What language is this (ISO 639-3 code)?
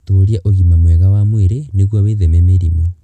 kik